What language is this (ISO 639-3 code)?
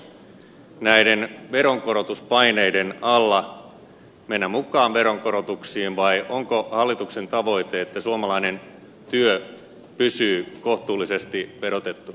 fin